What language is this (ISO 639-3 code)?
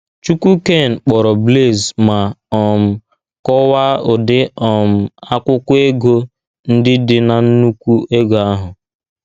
ibo